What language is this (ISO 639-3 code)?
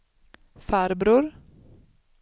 swe